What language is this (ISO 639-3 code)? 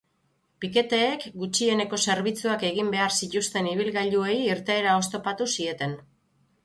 eus